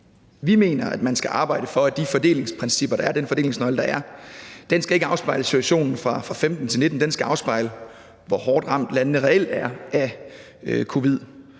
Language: Danish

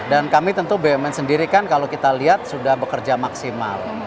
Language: Indonesian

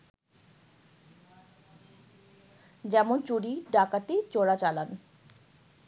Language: Bangla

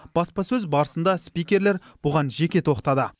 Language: Kazakh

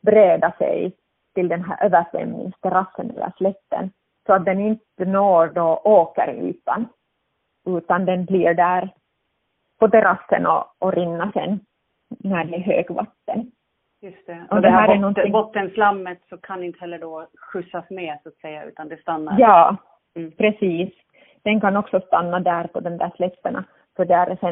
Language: Swedish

